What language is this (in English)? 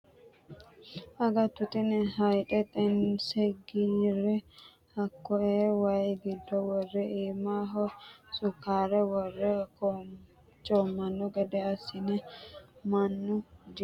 Sidamo